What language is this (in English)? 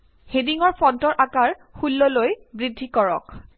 Assamese